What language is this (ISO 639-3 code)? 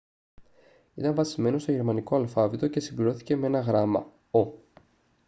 ell